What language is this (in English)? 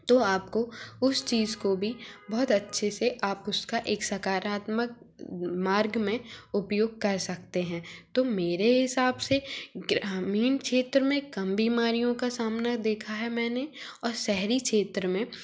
Hindi